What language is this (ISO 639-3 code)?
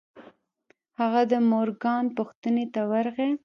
pus